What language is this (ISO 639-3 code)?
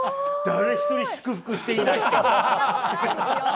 jpn